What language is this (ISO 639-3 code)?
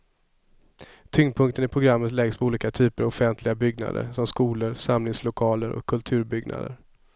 swe